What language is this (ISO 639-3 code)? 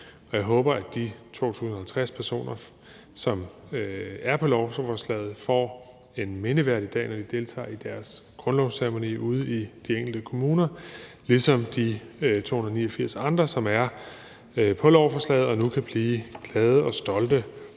dan